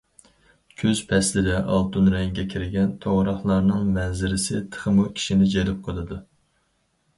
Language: Uyghur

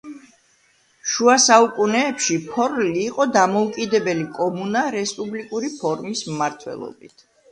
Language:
Georgian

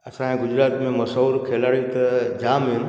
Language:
Sindhi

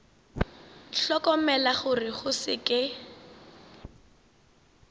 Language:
Northern Sotho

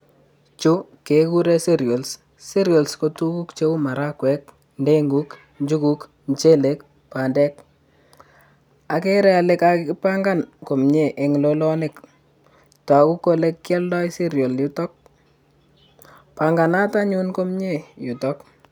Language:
Kalenjin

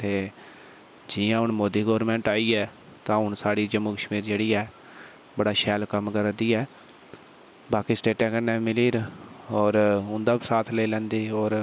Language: Dogri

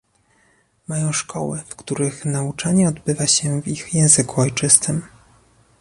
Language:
Polish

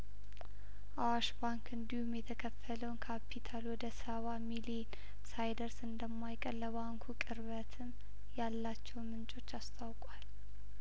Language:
Amharic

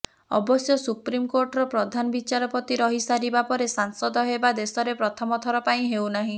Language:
Odia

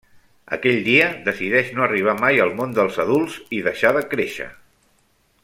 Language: Catalan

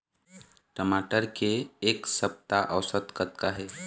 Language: Chhattisgarhi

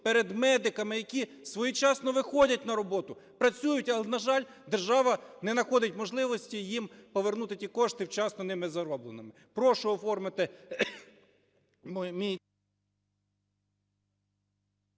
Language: Ukrainian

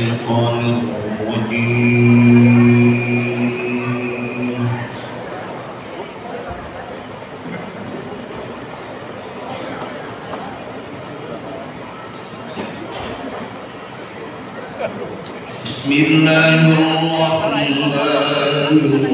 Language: Indonesian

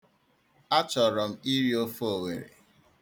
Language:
Igbo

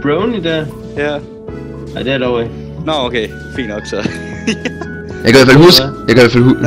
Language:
Danish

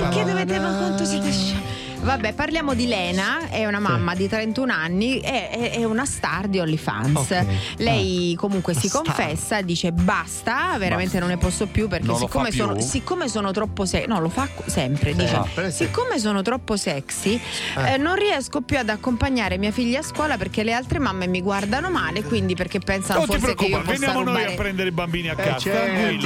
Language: Italian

